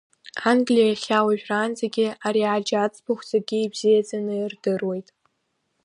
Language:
Abkhazian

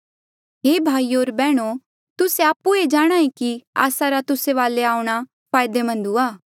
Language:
Mandeali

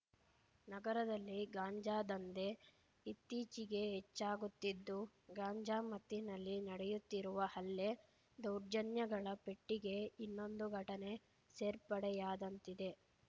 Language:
Kannada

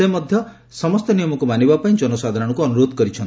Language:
Odia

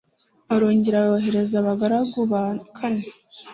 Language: Kinyarwanda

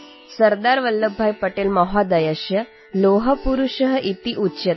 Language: Odia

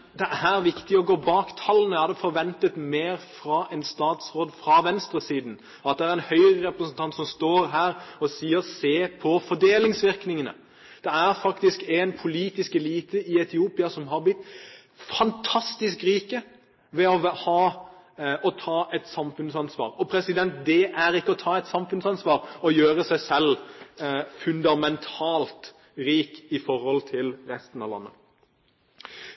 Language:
Norwegian Bokmål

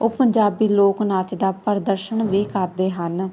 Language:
Punjabi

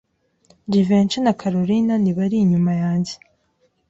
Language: Kinyarwanda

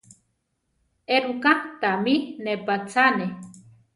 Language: Central Tarahumara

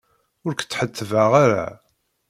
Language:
Kabyle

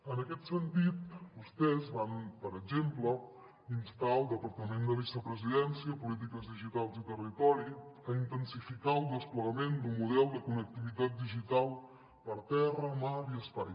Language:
Catalan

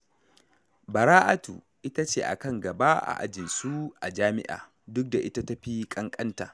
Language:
Hausa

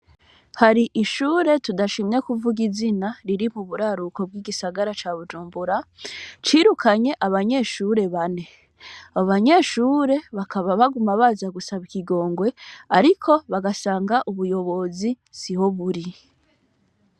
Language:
Rundi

